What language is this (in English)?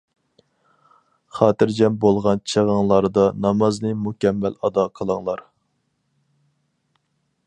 Uyghur